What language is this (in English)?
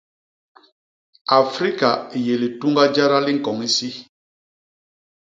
Basaa